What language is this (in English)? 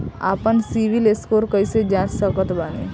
Bhojpuri